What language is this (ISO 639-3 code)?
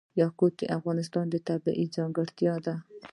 pus